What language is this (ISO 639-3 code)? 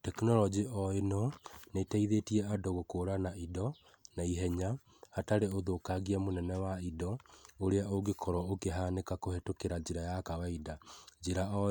kik